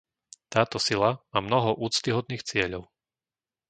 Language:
Slovak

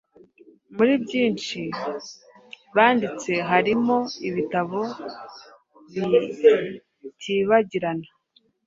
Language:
Kinyarwanda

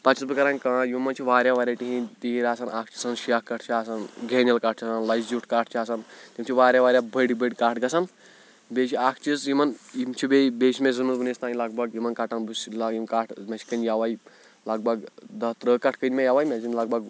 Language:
Kashmiri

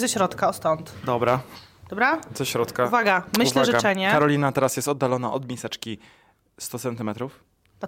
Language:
Polish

